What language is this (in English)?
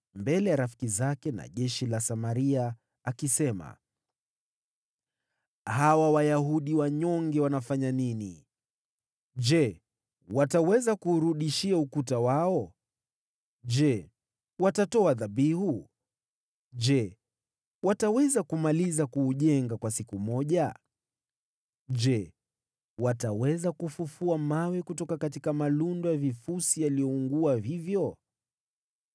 Swahili